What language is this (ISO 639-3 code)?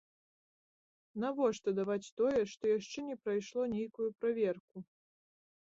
bel